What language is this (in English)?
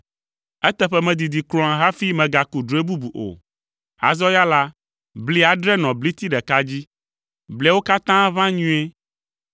Ewe